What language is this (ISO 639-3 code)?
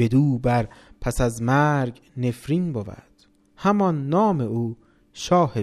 fas